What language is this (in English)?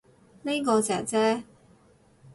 Cantonese